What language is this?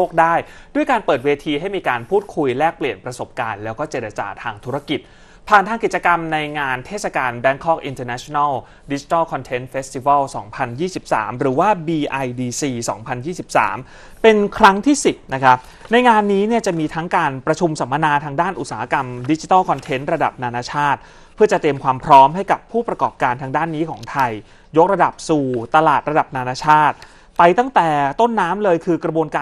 Thai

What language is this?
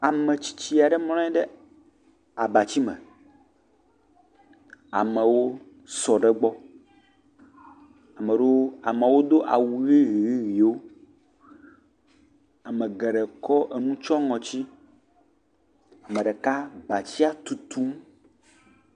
Ewe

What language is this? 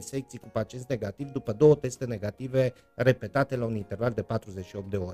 Romanian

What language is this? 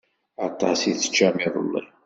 Kabyle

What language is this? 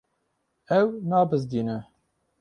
Kurdish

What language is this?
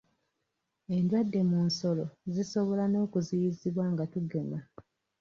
Ganda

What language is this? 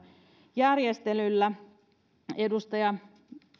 Finnish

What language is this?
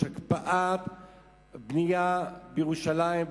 Hebrew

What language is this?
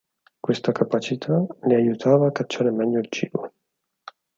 Italian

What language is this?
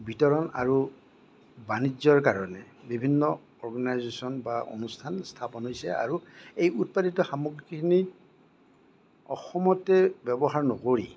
Assamese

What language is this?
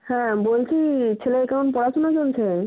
Bangla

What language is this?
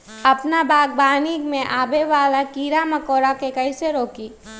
Magahi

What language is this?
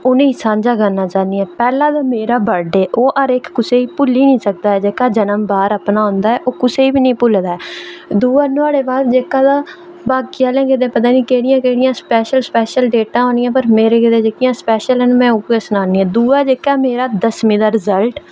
Dogri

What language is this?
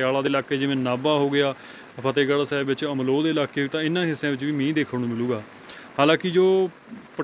Hindi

